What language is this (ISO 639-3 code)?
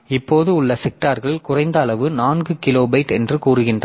tam